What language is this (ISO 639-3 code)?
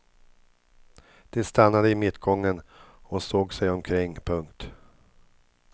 swe